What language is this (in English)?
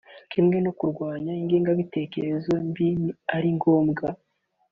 Kinyarwanda